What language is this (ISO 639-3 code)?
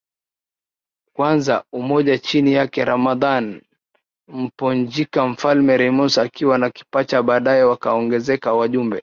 swa